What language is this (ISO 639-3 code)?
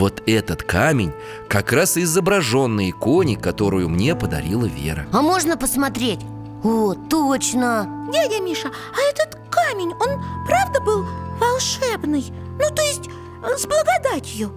rus